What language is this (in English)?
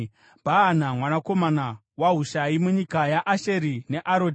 Shona